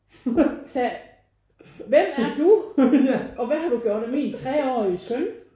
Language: Danish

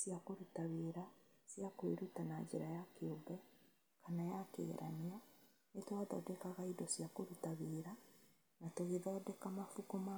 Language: Kikuyu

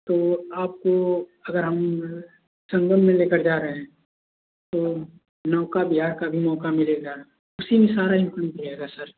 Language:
Hindi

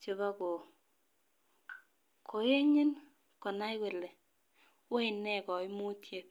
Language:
Kalenjin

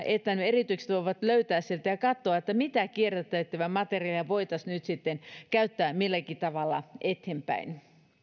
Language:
Finnish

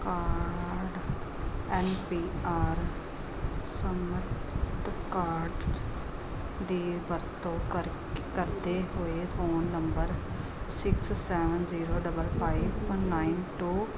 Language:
Punjabi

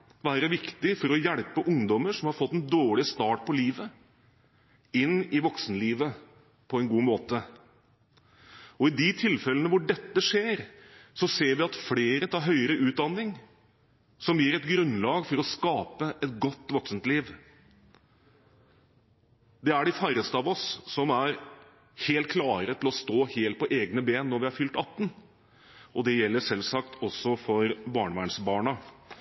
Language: Norwegian Bokmål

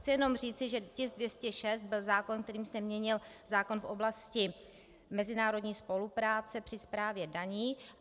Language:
Czech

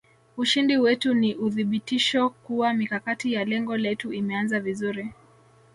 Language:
Swahili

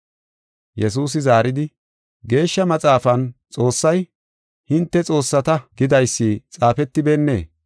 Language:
Gofa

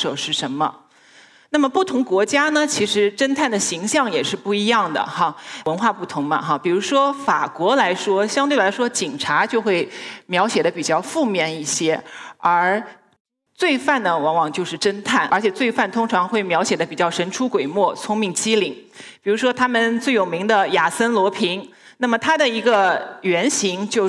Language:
Chinese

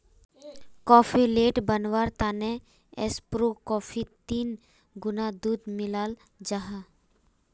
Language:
Magahi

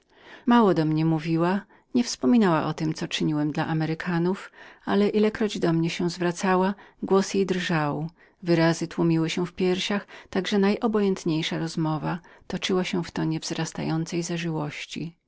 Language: Polish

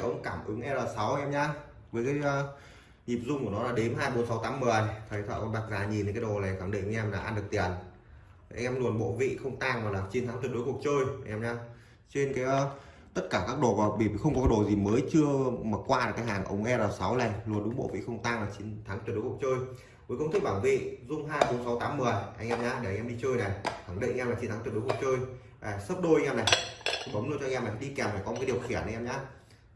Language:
Vietnamese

